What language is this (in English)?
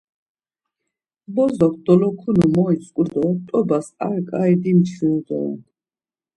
Laz